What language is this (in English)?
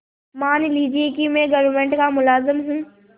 Hindi